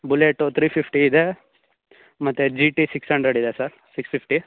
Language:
Kannada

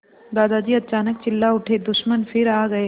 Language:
Hindi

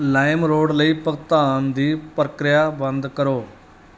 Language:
Punjabi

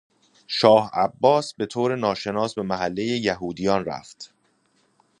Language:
Persian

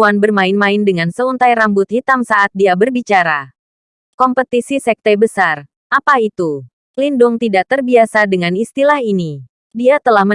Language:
Indonesian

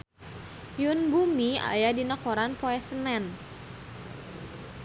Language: Sundanese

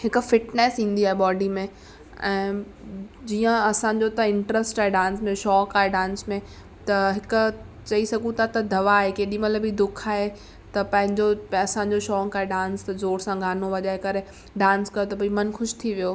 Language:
Sindhi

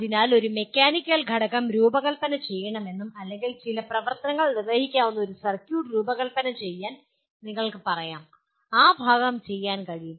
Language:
Malayalam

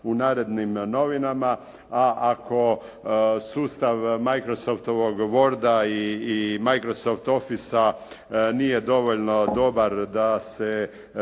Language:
Croatian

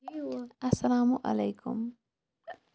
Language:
Kashmiri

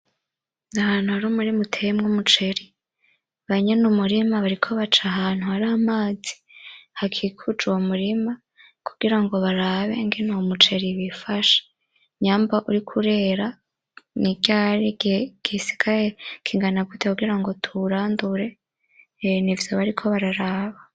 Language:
Rundi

